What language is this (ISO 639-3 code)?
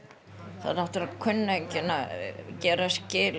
isl